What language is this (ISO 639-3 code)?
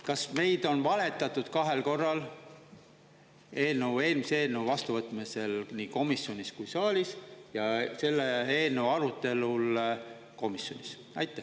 est